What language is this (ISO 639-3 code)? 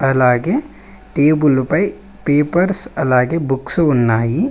tel